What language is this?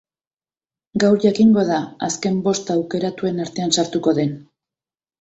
Basque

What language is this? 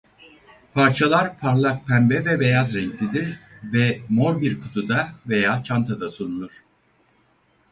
Turkish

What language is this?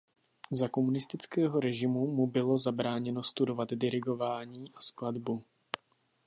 Czech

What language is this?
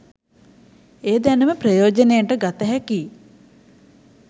Sinhala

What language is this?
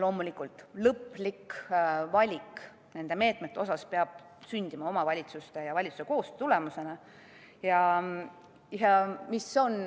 Estonian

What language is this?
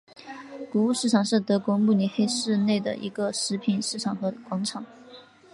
Chinese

